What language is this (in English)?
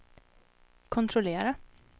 Swedish